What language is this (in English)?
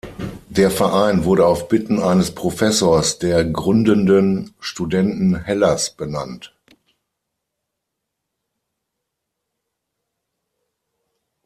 German